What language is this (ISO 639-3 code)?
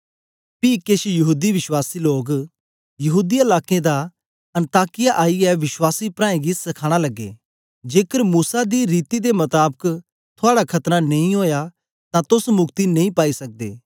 doi